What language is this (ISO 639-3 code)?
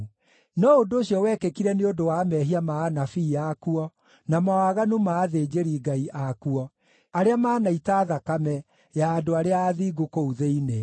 kik